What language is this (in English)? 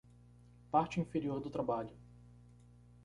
Portuguese